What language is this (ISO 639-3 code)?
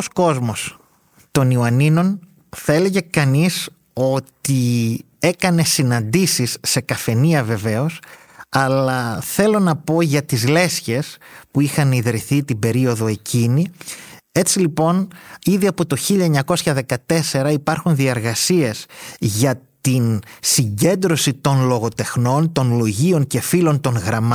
ell